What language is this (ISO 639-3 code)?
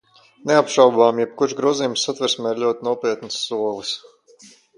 lav